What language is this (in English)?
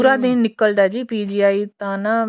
Punjabi